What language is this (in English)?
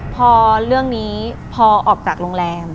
Thai